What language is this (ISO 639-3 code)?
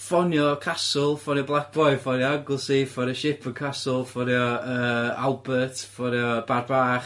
cym